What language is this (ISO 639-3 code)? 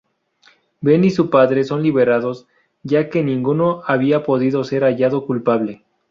spa